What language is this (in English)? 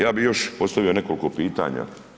Croatian